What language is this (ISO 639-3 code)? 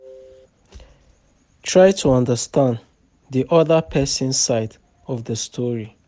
pcm